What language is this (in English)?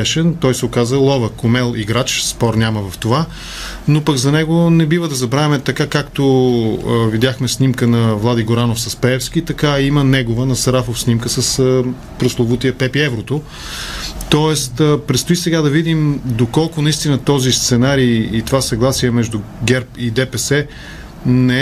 Bulgarian